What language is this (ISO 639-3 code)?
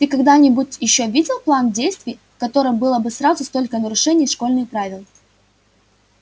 rus